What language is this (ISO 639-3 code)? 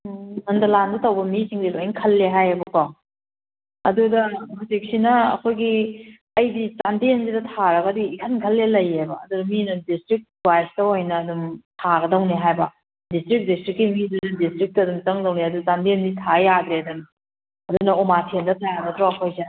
mni